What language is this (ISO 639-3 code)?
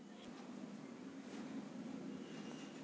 kan